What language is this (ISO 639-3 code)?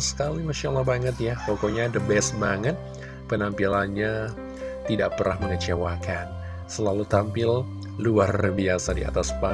ind